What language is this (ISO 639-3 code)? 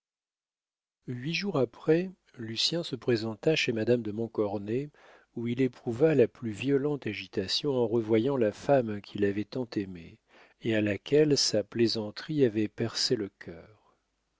fra